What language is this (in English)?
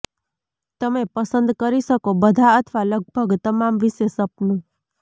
Gujarati